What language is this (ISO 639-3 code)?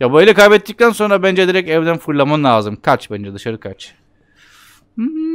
tur